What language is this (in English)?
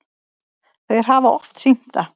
Icelandic